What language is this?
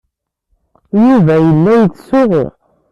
Kabyle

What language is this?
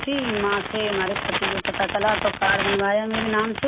Urdu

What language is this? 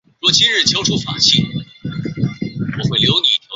Chinese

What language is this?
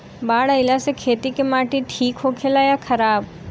Bhojpuri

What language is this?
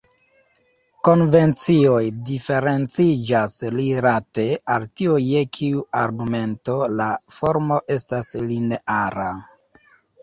Esperanto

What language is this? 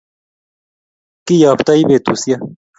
Kalenjin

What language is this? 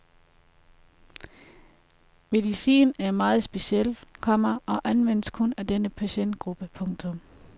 Danish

